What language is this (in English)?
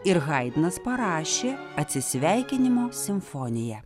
Lithuanian